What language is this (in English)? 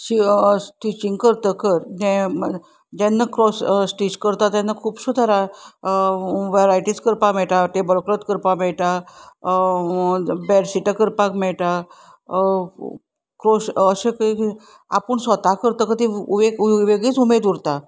Konkani